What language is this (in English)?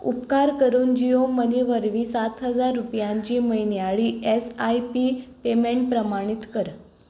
Konkani